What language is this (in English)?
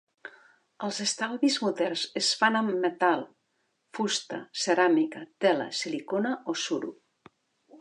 Catalan